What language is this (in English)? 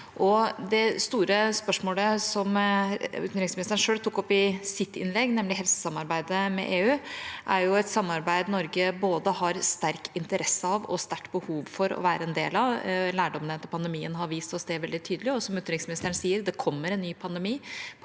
Norwegian